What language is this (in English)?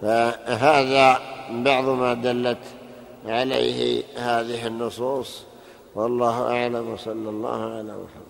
Arabic